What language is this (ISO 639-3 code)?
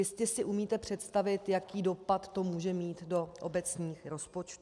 ces